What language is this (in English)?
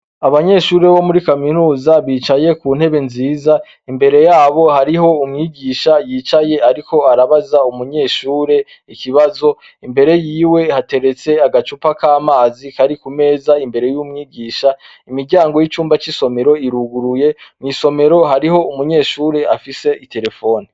Rundi